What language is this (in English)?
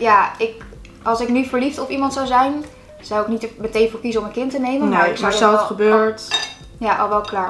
Dutch